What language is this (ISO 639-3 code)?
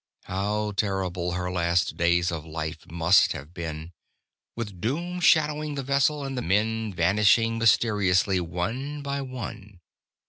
eng